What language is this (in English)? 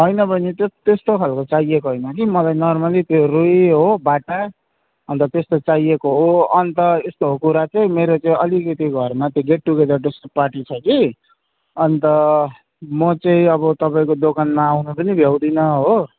Nepali